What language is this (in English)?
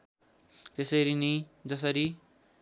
Nepali